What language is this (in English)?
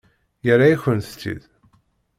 Kabyle